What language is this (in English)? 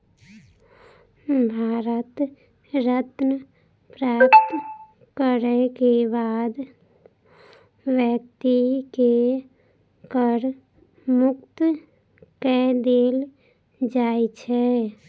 Maithili